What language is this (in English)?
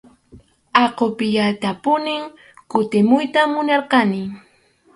Arequipa-La Unión Quechua